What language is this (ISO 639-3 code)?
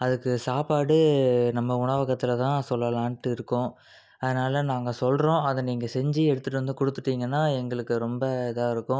tam